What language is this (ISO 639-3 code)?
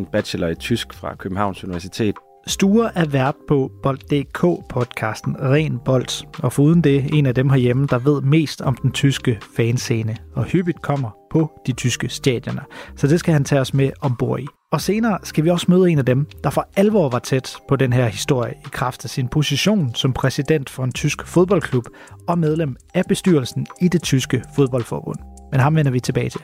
dan